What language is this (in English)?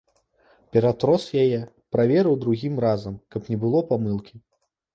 Belarusian